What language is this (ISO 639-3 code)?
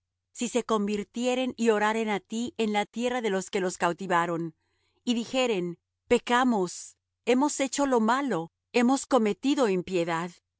spa